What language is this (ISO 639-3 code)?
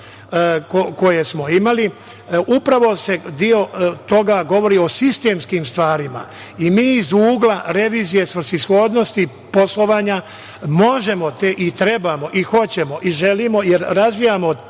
srp